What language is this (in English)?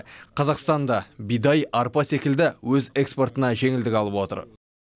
Kazakh